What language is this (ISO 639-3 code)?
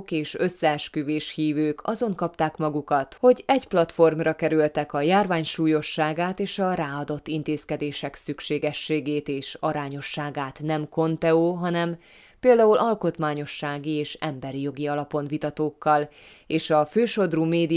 hun